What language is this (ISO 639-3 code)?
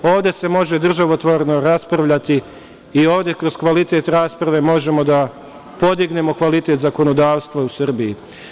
srp